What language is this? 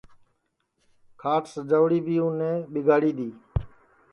Sansi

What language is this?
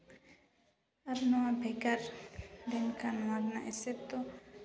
Santali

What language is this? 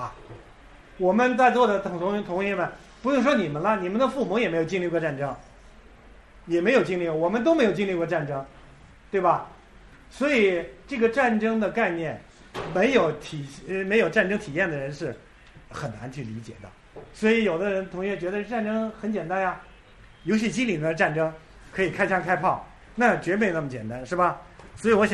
Chinese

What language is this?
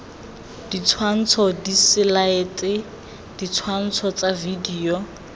Tswana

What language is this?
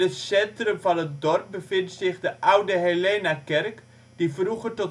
Dutch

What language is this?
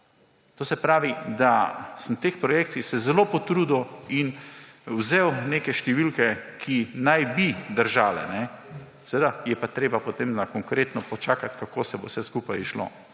Slovenian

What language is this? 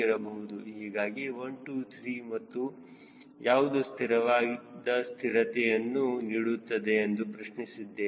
Kannada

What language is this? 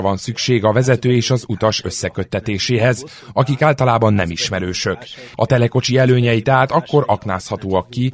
Hungarian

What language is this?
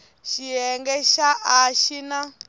Tsonga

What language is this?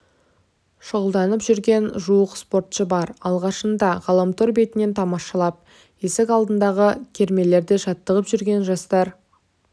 Kazakh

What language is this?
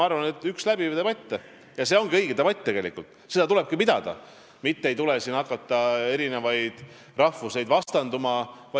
Estonian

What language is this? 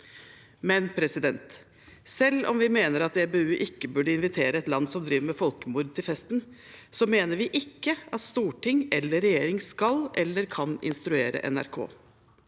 Norwegian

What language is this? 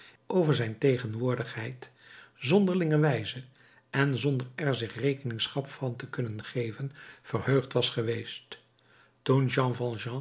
Dutch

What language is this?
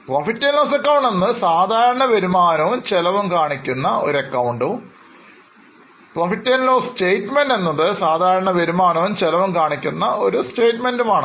Malayalam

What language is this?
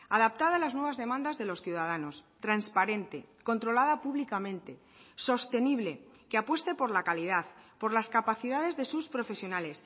Spanish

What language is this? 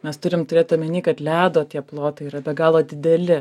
Lithuanian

